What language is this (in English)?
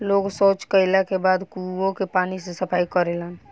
Bhojpuri